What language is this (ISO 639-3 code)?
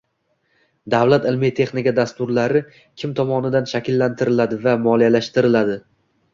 uzb